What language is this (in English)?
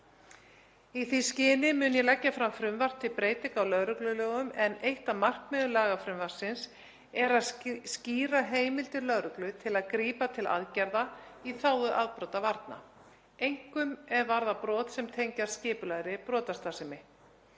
Icelandic